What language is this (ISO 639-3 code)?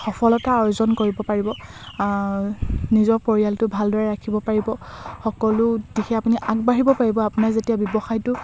asm